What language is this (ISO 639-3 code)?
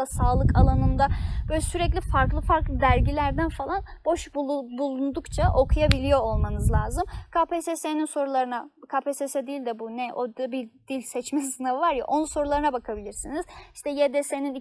tur